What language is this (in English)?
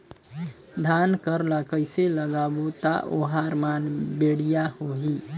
Chhattisgarhi